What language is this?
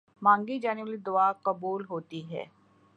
Urdu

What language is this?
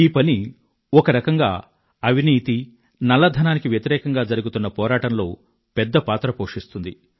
Telugu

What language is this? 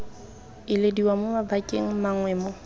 Tswana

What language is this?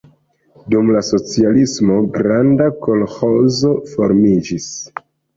Esperanto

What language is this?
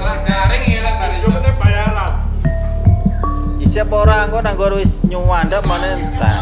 Indonesian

